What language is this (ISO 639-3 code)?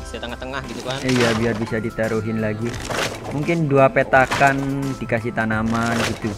ind